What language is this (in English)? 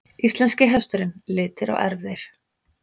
Icelandic